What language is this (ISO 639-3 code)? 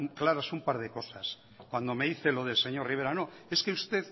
spa